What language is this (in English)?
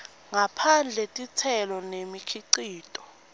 Swati